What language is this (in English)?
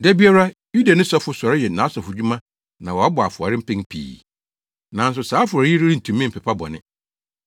Akan